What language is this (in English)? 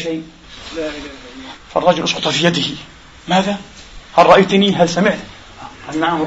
Arabic